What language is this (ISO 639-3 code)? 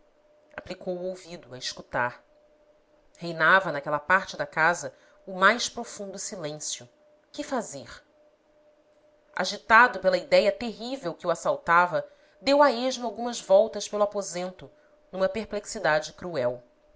por